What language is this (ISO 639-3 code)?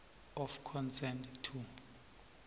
nbl